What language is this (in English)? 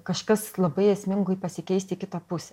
Lithuanian